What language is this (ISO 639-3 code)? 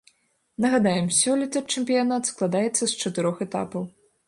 bel